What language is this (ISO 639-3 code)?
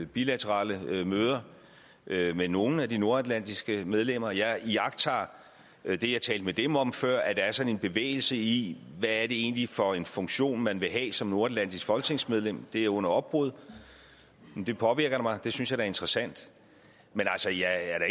dan